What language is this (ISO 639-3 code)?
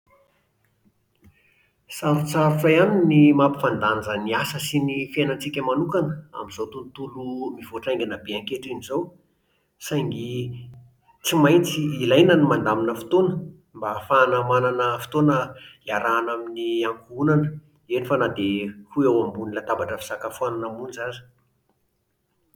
mlg